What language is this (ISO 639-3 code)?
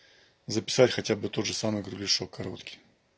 rus